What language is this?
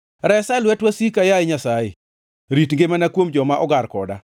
Luo (Kenya and Tanzania)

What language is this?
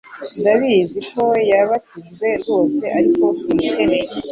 Kinyarwanda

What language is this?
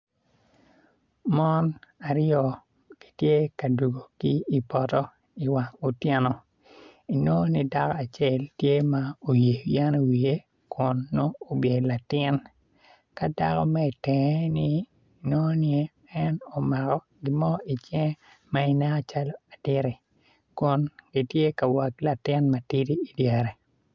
Acoli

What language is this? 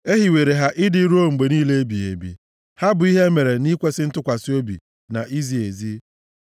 Igbo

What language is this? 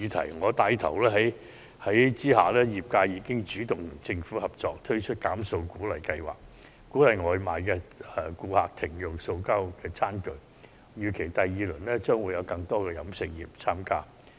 Cantonese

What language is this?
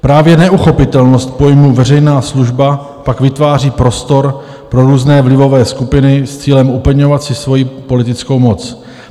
Czech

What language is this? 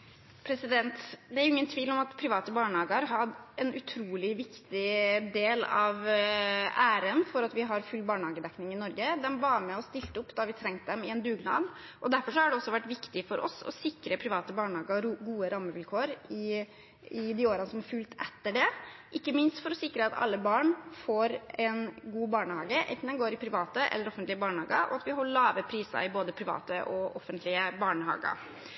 Norwegian Bokmål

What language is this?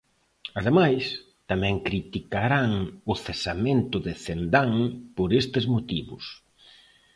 Galician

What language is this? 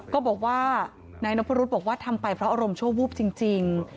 Thai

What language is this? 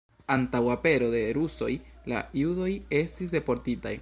Esperanto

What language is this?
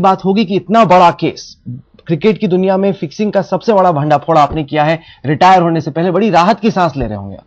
Hindi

